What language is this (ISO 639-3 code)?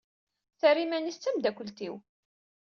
kab